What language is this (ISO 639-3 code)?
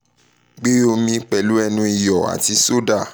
yor